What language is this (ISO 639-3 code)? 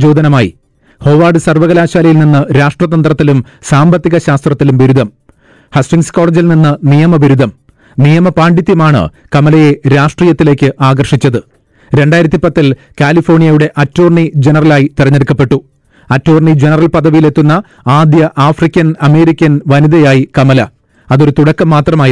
mal